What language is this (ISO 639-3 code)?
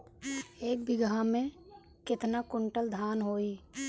bho